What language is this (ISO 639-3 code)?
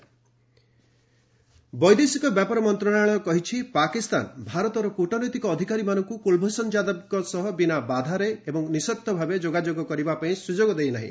ori